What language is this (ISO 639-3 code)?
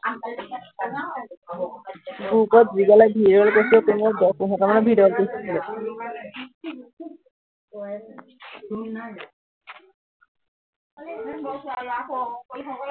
asm